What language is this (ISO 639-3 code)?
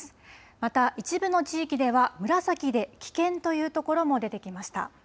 jpn